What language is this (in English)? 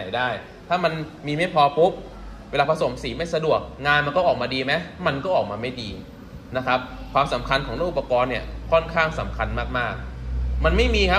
Thai